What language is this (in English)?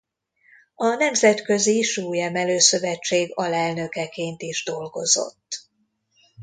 Hungarian